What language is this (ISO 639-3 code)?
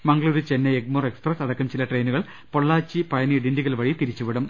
mal